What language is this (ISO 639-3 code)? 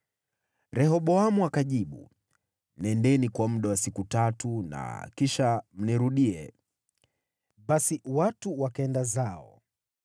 swa